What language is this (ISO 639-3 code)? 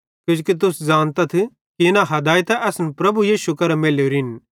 bhd